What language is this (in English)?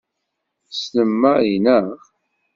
Kabyle